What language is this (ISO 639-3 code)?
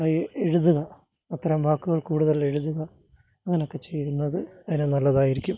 mal